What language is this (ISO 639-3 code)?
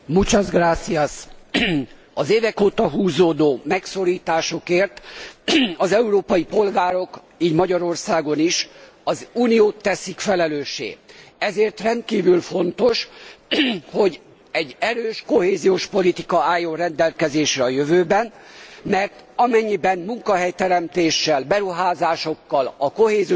hun